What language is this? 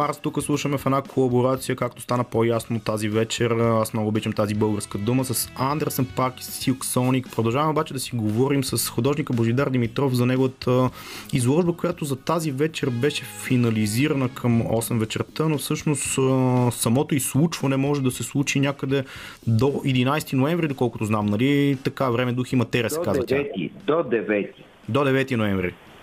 Bulgarian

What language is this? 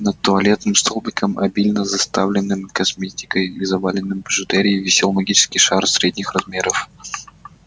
Russian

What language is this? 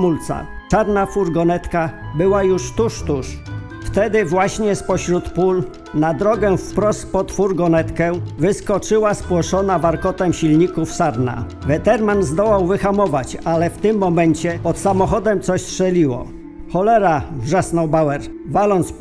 Polish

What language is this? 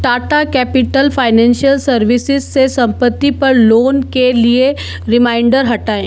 Hindi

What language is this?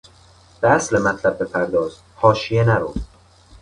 Persian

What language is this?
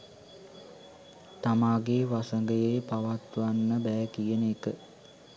Sinhala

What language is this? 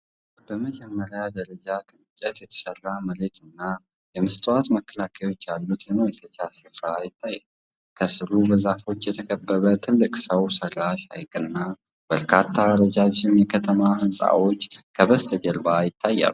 Amharic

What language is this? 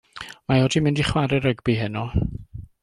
Welsh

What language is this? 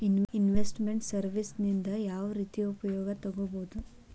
Kannada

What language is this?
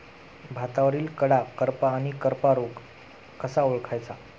Marathi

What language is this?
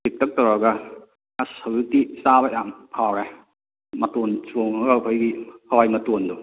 Manipuri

